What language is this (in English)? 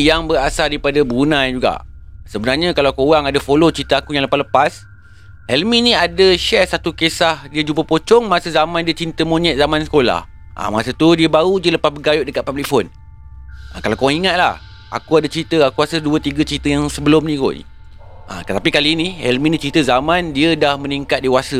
Malay